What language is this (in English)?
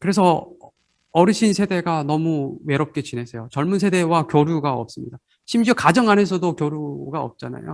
Korean